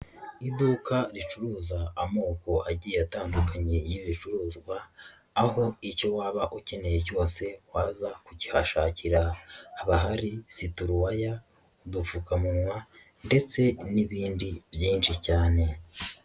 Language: Kinyarwanda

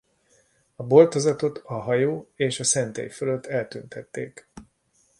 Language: Hungarian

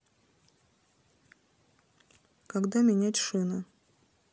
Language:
Russian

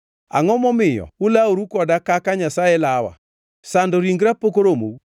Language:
Luo (Kenya and Tanzania)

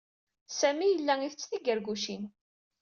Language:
Kabyle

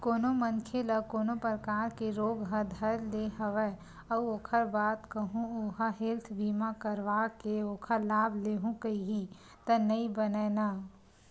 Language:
Chhattisgarhi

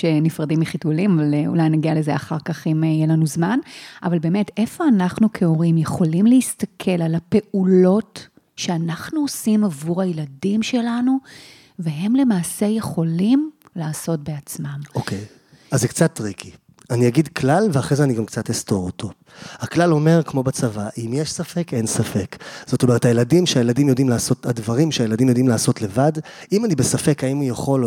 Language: Hebrew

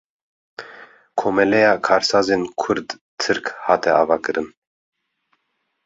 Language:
Kurdish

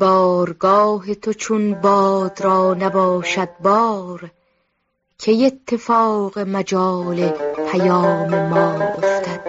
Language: Persian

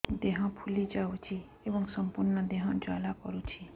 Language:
Odia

